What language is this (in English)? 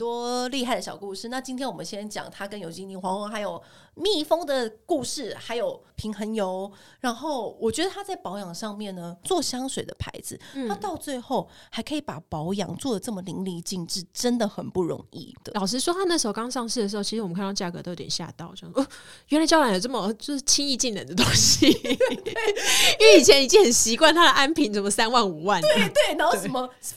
Chinese